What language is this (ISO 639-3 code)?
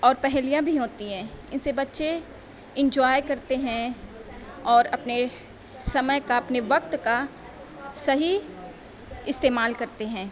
urd